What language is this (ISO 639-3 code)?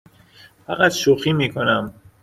fas